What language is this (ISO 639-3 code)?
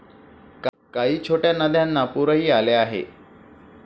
mar